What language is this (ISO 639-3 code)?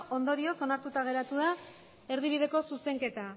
eus